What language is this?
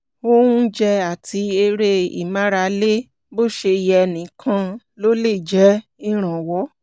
Yoruba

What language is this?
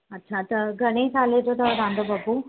Sindhi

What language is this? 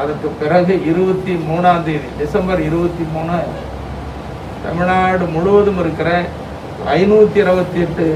Hindi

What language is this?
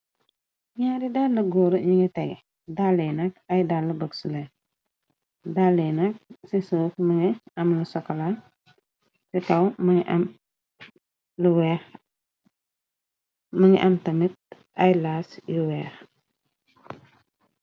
Wolof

